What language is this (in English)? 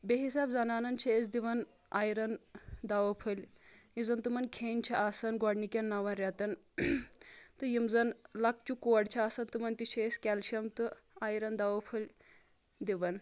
Kashmiri